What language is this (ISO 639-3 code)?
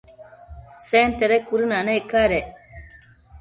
mcf